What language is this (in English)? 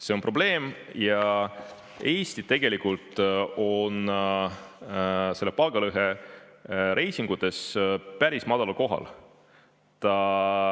Estonian